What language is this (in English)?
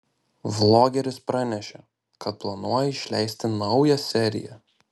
Lithuanian